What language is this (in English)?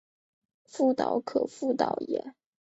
Chinese